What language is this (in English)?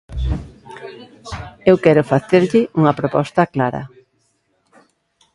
Galician